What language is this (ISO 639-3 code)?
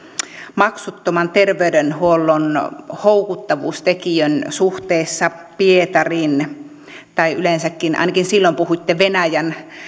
fin